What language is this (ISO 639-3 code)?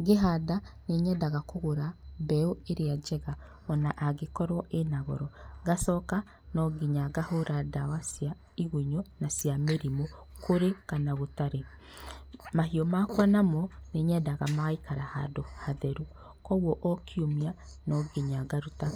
kik